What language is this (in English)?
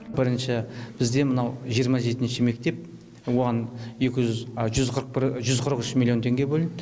Kazakh